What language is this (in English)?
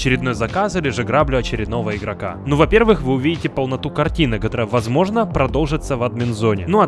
Russian